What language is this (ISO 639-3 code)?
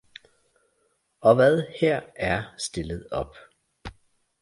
dan